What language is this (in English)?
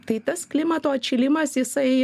Lithuanian